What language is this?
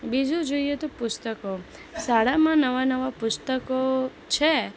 Gujarati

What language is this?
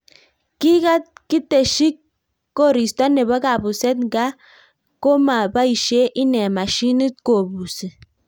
Kalenjin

